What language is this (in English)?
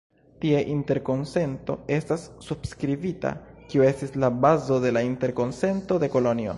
Esperanto